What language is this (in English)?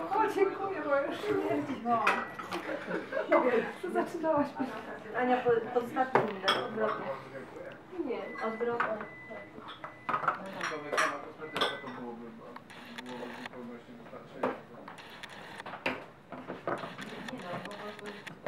Polish